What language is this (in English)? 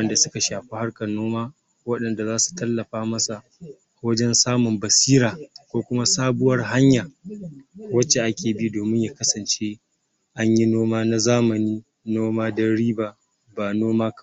Hausa